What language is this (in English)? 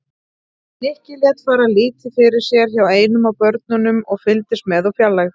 Icelandic